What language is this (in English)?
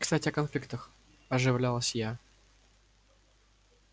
Russian